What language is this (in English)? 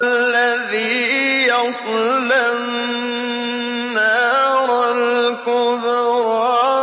Arabic